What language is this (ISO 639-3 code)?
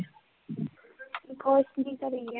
pan